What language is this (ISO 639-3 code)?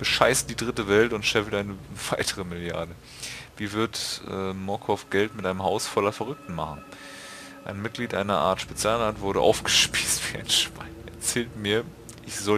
deu